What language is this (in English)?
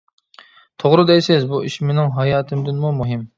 Uyghur